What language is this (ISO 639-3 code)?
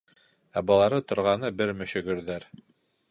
bak